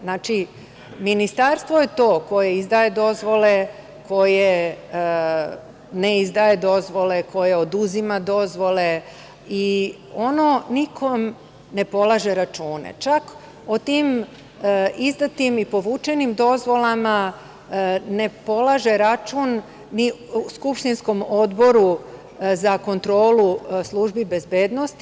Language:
Serbian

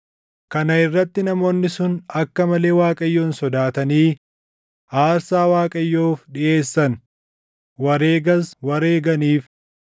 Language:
Oromo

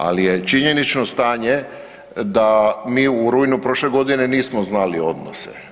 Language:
Croatian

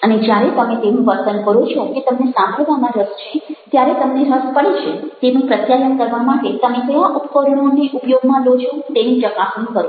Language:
Gujarati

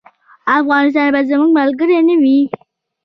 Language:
Pashto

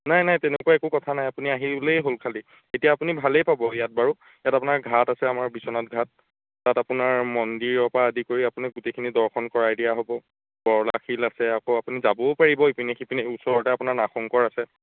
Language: Assamese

